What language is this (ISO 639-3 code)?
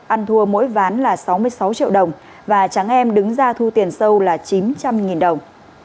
vie